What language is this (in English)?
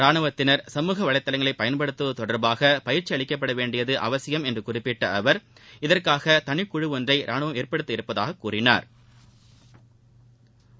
Tamil